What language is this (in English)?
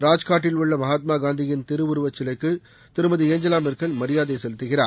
Tamil